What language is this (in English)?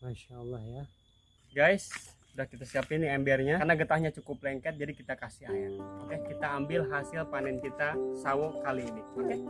Indonesian